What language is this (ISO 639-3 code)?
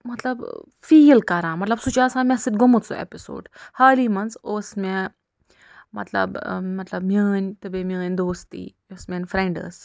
kas